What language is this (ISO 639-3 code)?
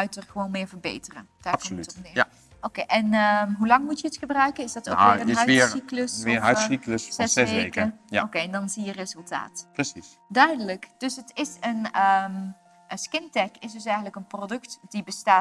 nld